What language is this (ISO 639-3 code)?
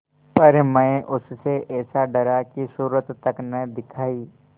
hin